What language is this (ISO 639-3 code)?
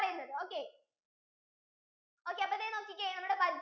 mal